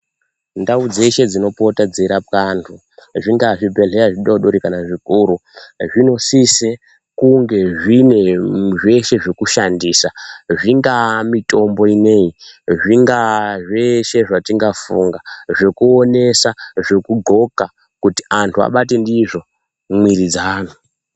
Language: Ndau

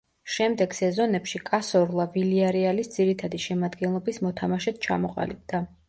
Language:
Georgian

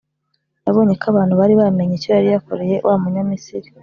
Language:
Kinyarwanda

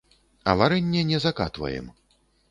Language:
Belarusian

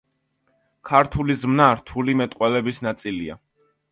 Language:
Georgian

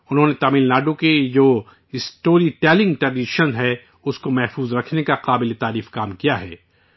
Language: Urdu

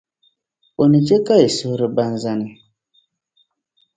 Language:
Dagbani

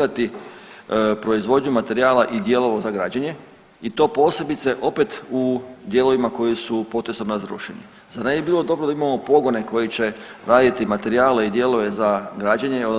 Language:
Croatian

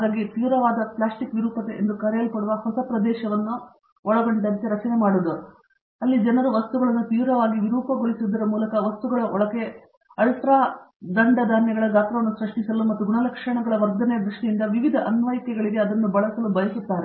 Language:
Kannada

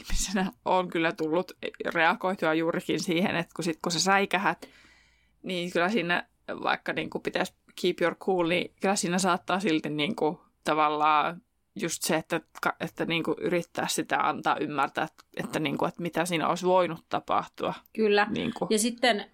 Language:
Finnish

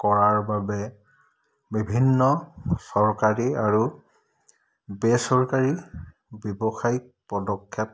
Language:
Assamese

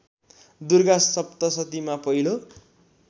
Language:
Nepali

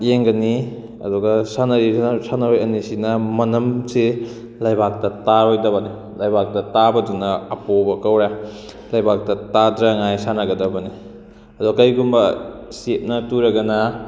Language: Manipuri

